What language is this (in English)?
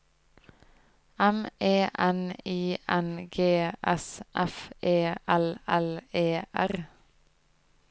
Norwegian